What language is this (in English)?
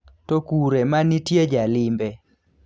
Luo (Kenya and Tanzania)